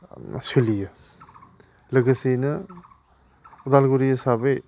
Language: Bodo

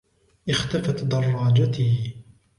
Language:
Arabic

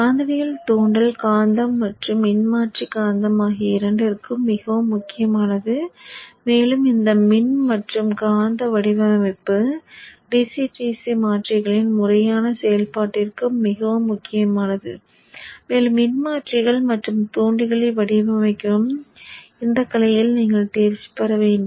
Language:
Tamil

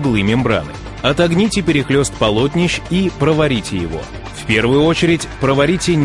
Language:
Russian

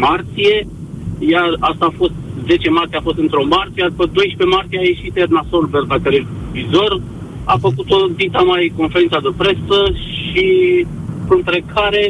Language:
Romanian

